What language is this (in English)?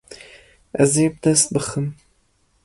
Kurdish